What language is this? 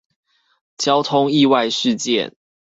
Chinese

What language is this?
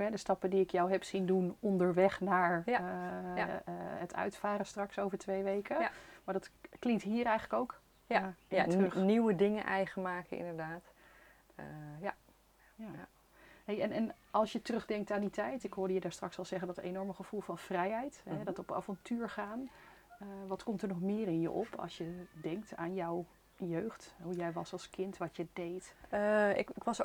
Dutch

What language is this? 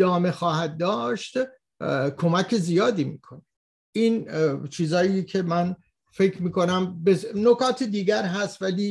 Persian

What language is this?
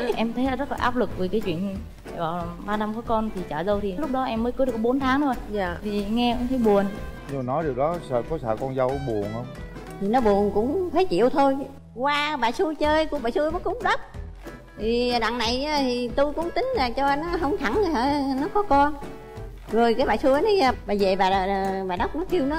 Vietnamese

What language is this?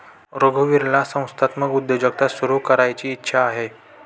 Marathi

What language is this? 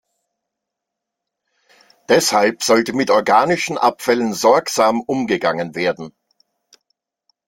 German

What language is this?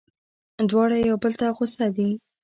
Pashto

